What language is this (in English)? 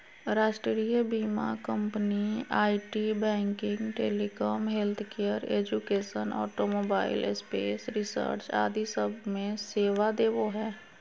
Magahi